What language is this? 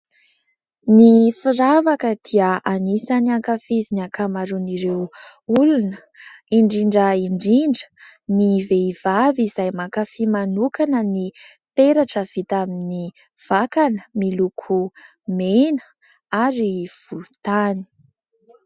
Malagasy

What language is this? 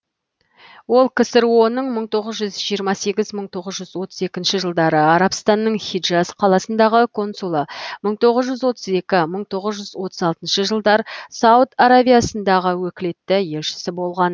Kazakh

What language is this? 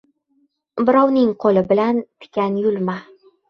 Uzbek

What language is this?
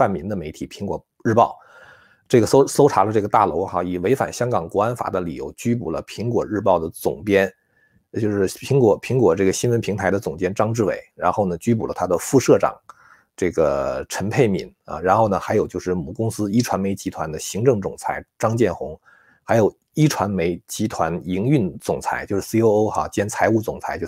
Chinese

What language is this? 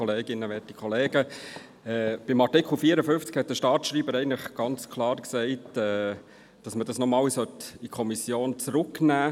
Swiss German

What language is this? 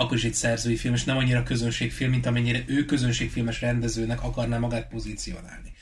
Hungarian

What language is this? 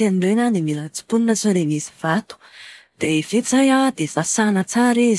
Malagasy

